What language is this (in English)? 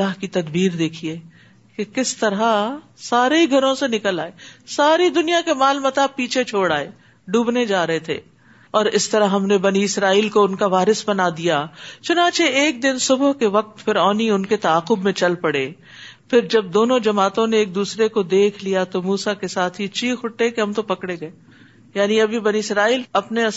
Urdu